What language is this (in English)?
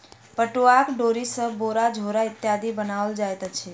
Maithili